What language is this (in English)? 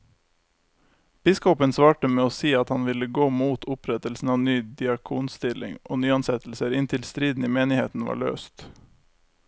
Norwegian